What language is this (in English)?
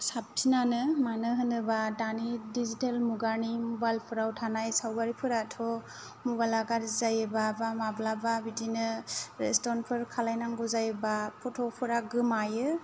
Bodo